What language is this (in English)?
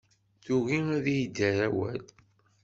Kabyle